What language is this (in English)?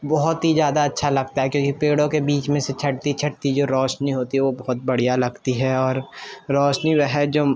Urdu